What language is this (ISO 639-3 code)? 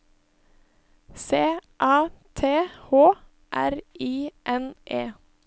nor